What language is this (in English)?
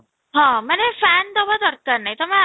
Odia